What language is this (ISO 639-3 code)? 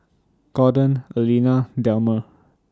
eng